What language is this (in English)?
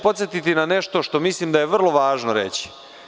Serbian